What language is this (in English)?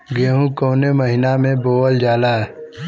Bhojpuri